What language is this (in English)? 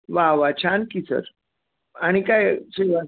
Marathi